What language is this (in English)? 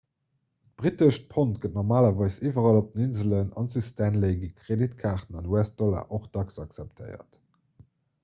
Luxembourgish